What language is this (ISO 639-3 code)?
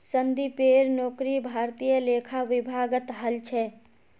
mag